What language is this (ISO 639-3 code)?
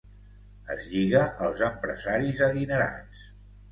cat